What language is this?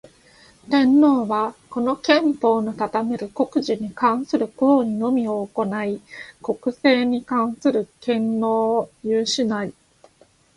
Japanese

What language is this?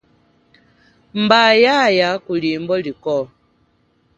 Chokwe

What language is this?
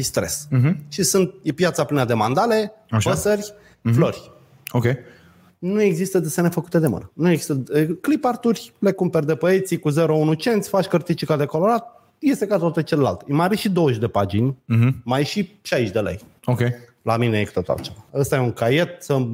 Romanian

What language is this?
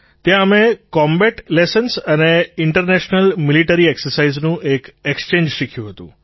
Gujarati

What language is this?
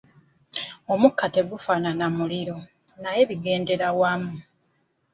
Ganda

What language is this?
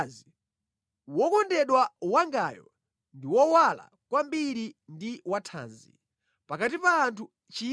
Nyanja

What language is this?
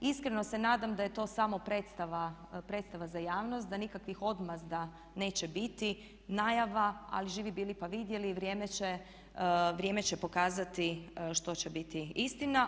Croatian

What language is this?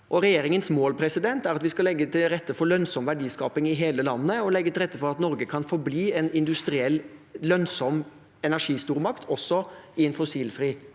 Norwegian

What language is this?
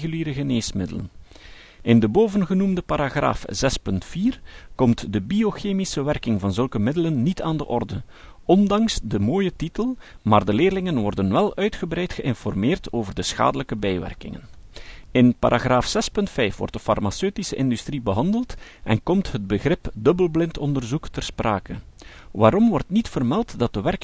Dutch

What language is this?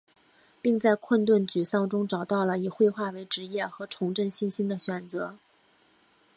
Chinese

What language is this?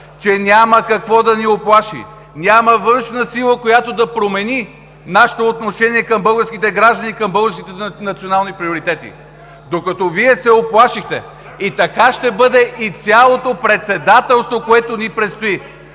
Bulgarian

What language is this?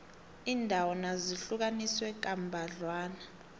South Ndebele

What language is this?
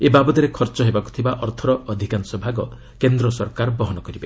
Odia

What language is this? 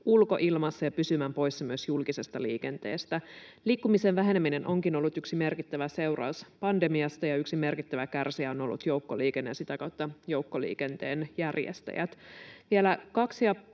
Finnish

